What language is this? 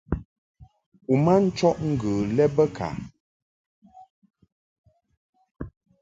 Mungaka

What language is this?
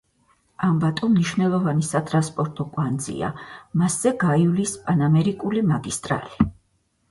Georgian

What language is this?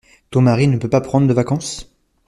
French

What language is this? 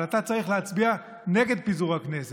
Hebrew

